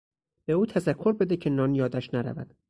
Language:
Persian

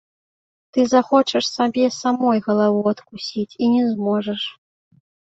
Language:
Belarusian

